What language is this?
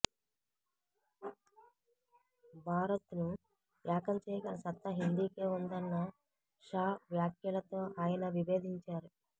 Telugu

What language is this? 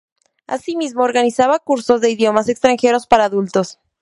Spanish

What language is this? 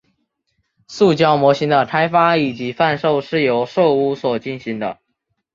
Chinese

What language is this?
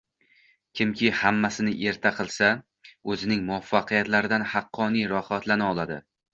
Uzbek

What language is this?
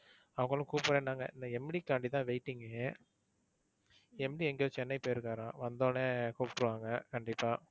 Tamil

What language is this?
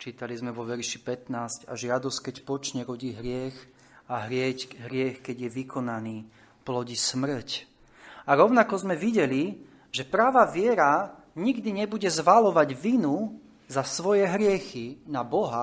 Slovak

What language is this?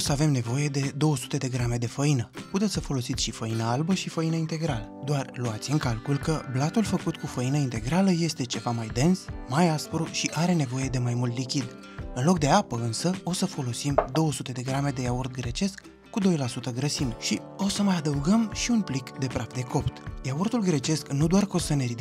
Romanian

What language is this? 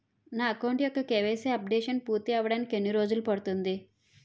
Telugu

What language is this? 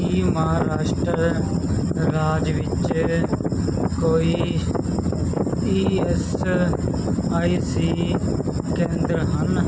Punjabi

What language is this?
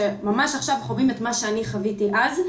Hebrew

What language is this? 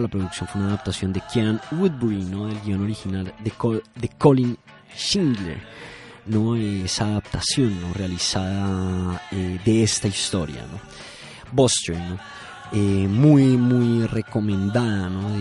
Spanish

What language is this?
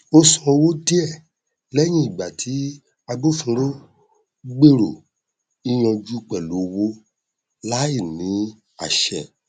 Yoruba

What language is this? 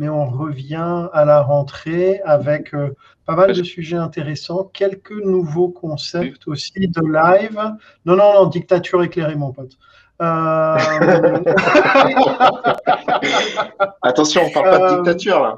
French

